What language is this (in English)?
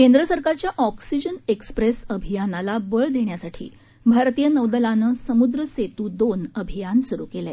Marathi